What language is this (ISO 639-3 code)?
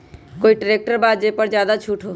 mag